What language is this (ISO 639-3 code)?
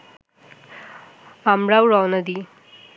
ben